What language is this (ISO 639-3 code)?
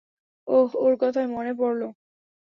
ben